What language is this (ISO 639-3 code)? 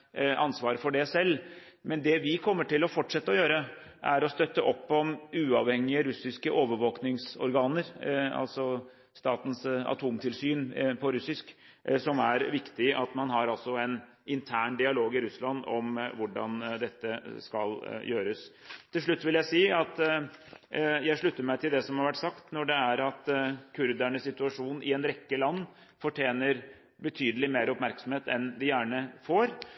nob